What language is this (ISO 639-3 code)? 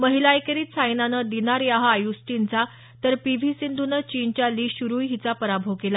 mar